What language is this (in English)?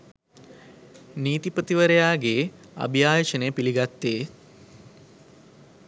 Sinhala